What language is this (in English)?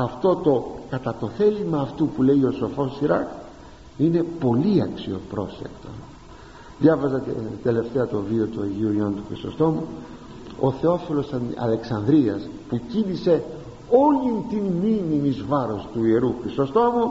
Greek